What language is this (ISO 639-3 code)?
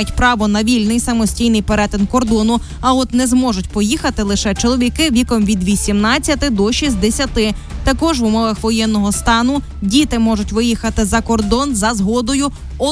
ukr